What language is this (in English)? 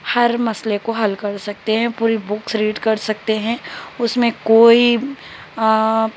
Urdu